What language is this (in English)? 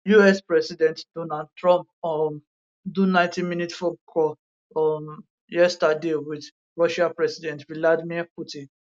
Nigerian Pidgin